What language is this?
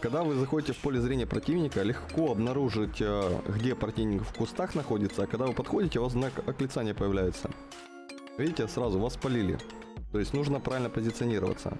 Russian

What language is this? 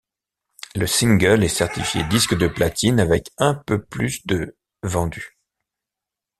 French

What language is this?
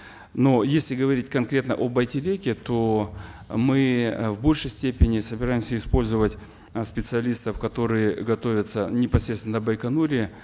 Kazakh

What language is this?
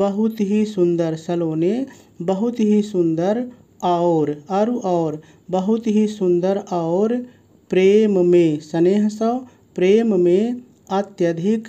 Hindi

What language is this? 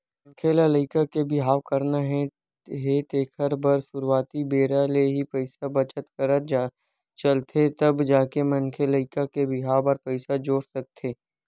Chhattisgarhi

